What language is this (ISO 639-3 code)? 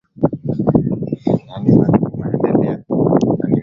swa